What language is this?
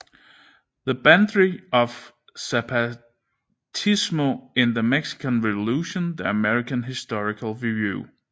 Danish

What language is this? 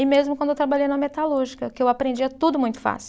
Portuguese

